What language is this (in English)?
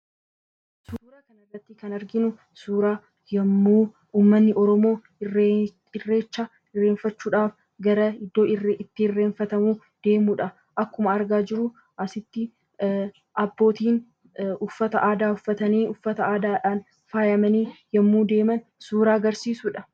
Oromo